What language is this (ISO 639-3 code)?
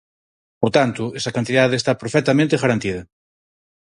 glg